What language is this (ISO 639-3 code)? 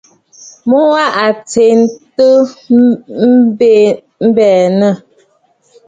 bfd